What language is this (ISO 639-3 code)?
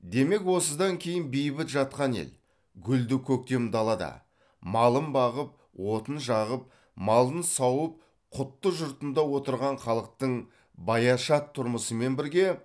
kaz